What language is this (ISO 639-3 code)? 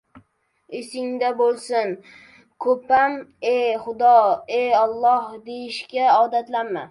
uzb